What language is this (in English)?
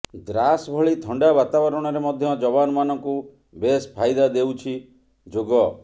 Odia